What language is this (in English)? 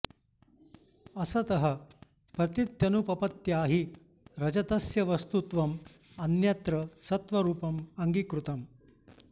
Sanskrit